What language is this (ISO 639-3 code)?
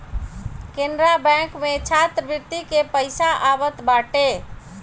bho